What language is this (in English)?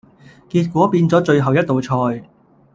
Cantonese